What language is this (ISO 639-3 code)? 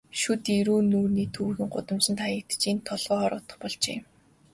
mon